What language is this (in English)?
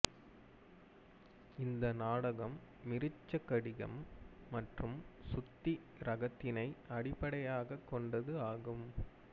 Tamil